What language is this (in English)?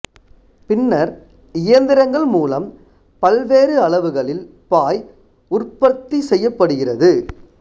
Tamil